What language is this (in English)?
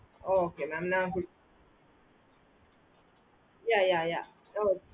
Tamil